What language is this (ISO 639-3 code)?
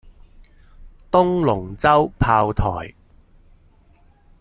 yue